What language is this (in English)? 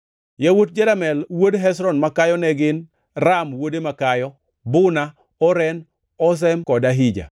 Luo (Kenya and Tanzania)